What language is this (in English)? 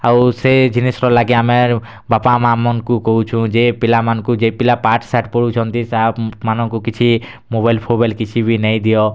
Odia